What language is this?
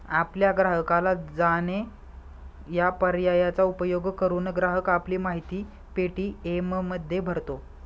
Marathi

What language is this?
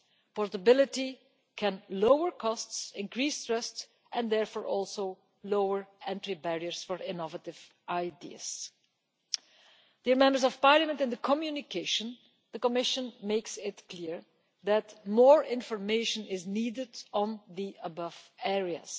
English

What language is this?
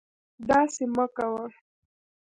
Pashto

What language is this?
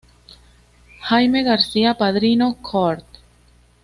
Spanish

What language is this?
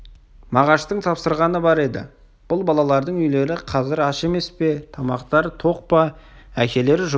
Kazakh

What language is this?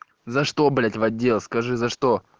Russian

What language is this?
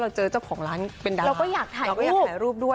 Thai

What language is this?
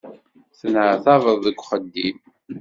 Kabyle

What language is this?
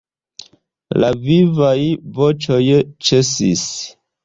Esperanto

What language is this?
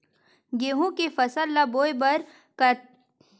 Chhattisgarhi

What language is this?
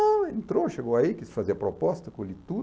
Portuguese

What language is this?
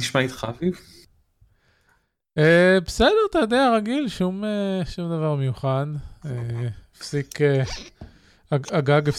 Hebrew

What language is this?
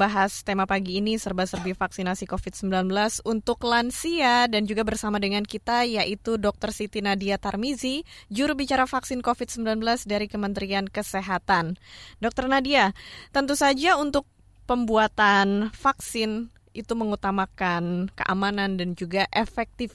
Indonesian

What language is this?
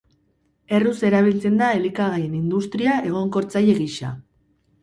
Basque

